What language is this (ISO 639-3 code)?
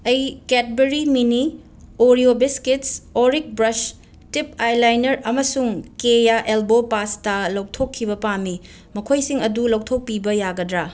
mni